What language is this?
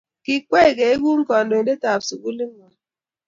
Kalenjin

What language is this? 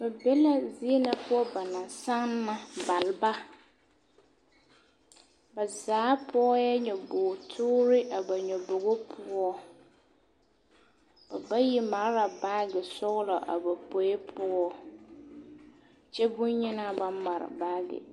Southern Dagaare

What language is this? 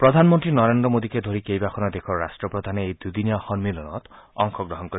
Assamese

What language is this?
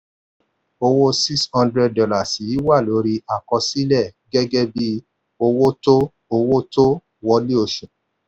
Yoruba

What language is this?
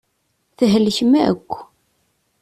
Kabyle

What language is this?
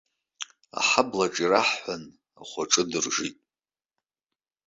Abkhazian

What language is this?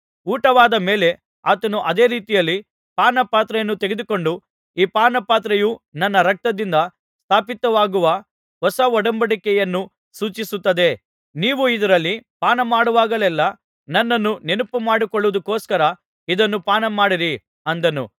Kannada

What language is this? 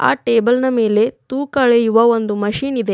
Kannada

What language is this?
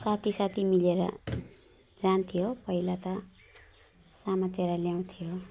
Nepali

